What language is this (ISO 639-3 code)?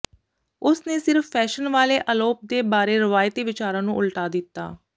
pan